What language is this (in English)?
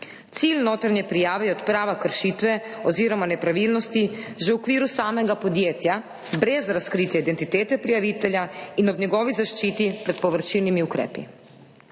Slovenian